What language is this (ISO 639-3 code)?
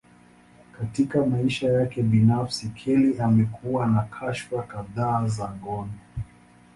swa